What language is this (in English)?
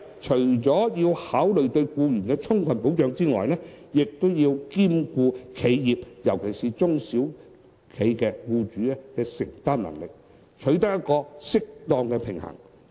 Cantonese